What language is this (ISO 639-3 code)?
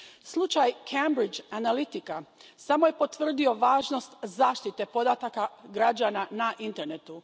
hrv